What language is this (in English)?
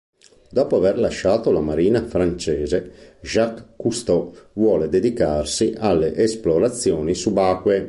Italian